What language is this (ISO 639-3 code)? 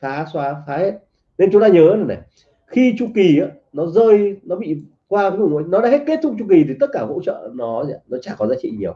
vie